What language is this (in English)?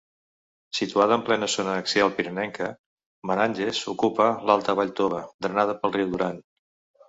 Catalan